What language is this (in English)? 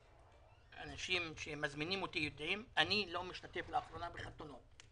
Hebrew